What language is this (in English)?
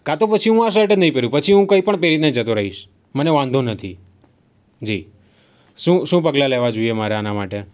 Gujarati